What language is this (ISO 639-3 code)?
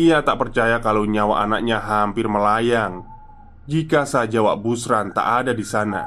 ind